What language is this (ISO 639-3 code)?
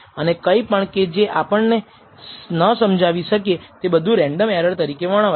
guj